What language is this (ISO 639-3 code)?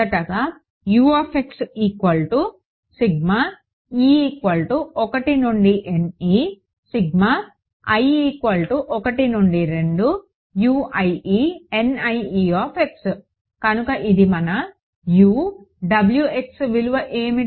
tel